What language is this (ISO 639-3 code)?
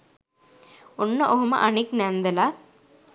sin